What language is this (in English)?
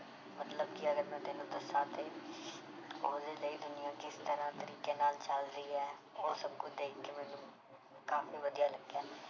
Punjabi